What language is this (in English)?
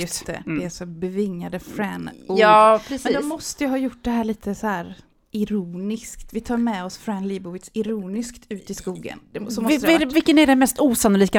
Swedish